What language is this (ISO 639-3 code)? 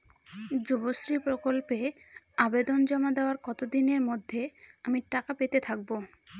ben